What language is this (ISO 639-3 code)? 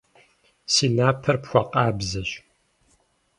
kbd